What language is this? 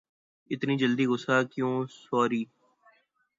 Urdu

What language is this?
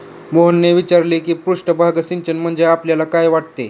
Marathi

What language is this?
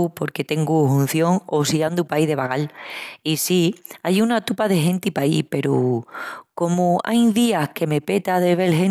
Extremaduran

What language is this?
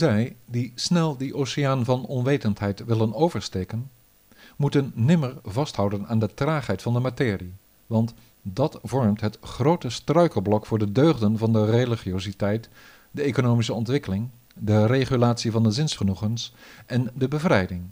Dutch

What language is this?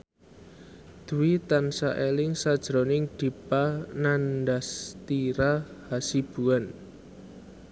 Javanese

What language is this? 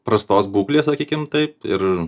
Lithuanian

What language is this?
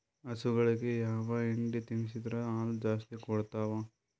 Kannada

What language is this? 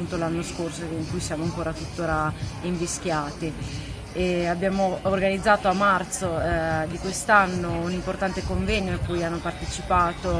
Italian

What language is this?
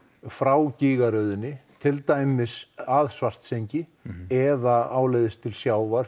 Icelandic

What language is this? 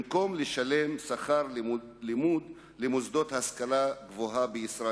Hebrew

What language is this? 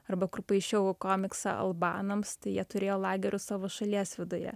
Lithuanian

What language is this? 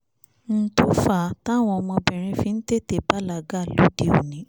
Yoruba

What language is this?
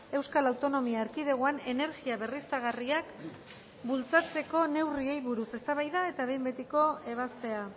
Basque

